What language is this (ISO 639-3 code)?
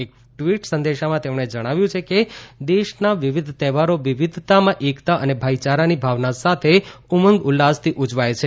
guj